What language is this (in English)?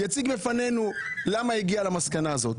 Hebrew